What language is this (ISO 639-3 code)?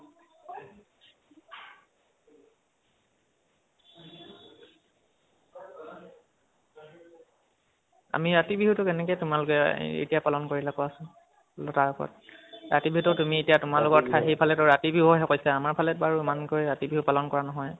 asm